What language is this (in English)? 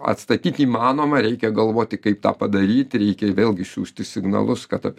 Lithuanian